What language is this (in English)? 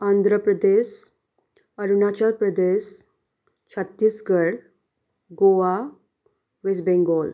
Nepali